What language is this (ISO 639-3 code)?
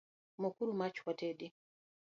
luo